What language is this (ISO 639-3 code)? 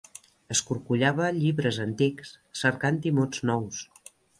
cat